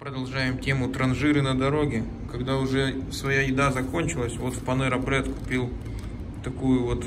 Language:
Russian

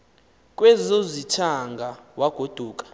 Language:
Xhosa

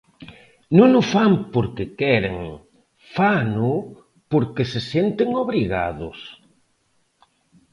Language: Galician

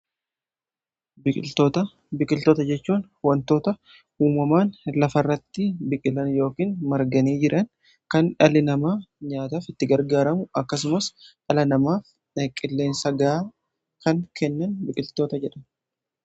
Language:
Oromo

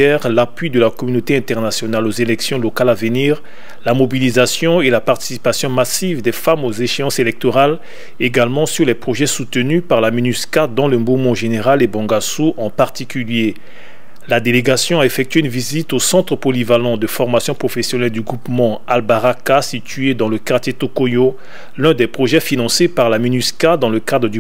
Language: French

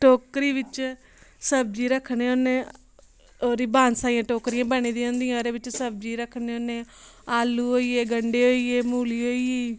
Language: Dogri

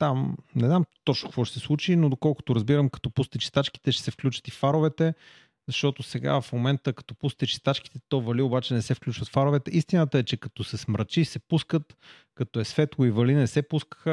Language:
Bulgarian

